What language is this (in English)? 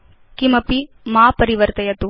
Sanskrit